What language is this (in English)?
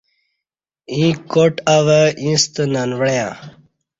Kati